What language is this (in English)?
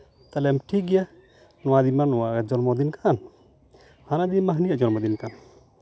Santali